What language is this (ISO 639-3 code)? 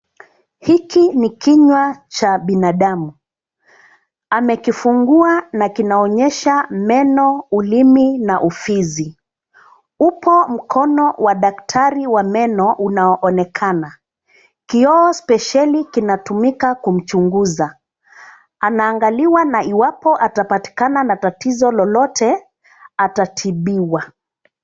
swa